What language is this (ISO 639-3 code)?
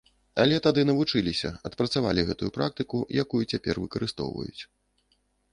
bel